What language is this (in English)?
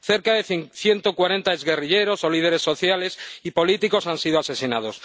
Spanish